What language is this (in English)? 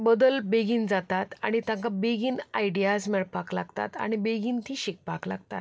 Konkani